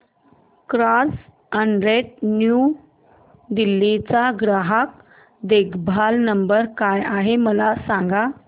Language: Marathi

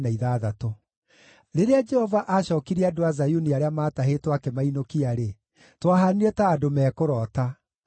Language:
Kikuyu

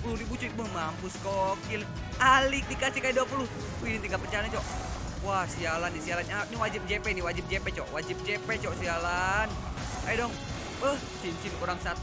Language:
Indonesian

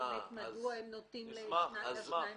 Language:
Hebrew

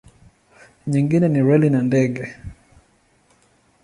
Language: Swahili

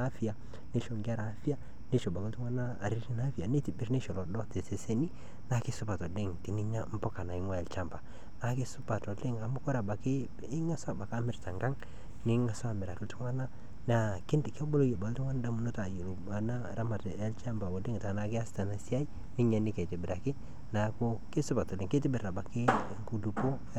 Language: Masai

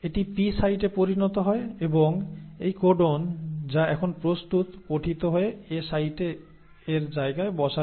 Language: Bangla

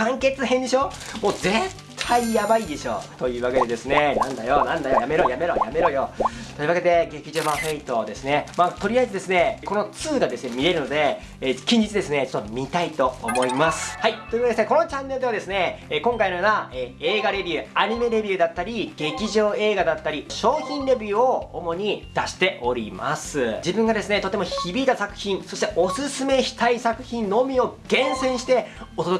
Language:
Japanese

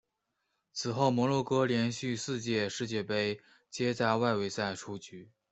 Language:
Chinese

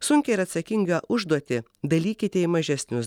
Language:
Lithuanian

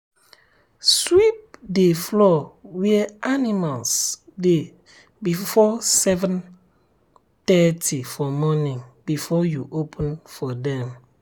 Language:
Nigerian Pidgin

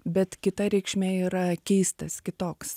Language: Lithuanian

